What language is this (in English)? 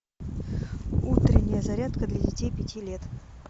Russian